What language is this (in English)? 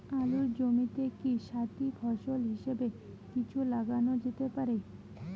Bangla